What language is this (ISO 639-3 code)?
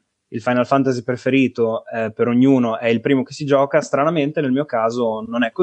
ita